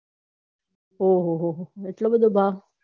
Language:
Gujarati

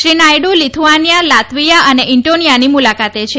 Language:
Gujarati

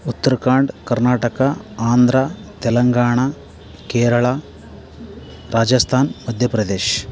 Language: Kannada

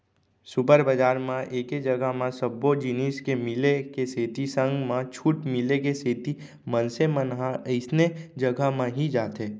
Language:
Chhattisgarhi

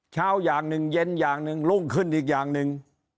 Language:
Thai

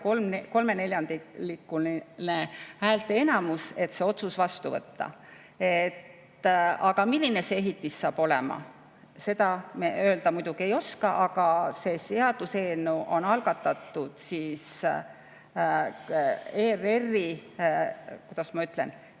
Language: Estonian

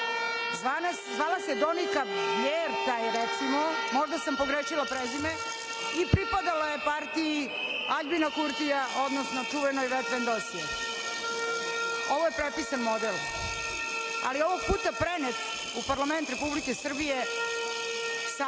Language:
Serbian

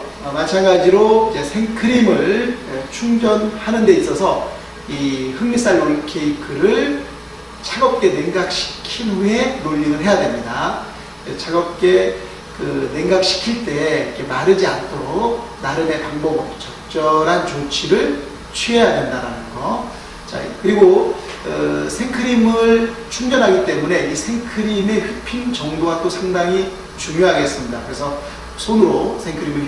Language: Korean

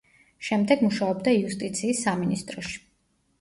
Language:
Georgian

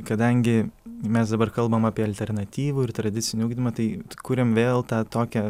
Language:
Lithuanian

